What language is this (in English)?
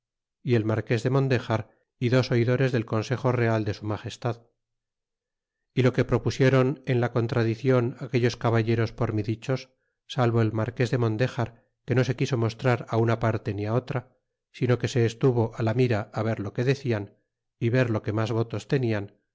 Spanish